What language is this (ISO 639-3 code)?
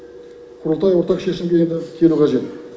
kaz